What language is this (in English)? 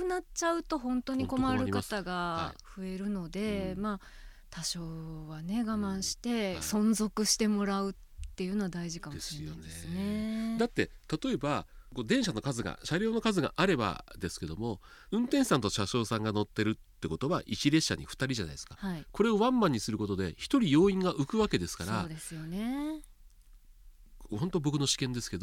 Japanese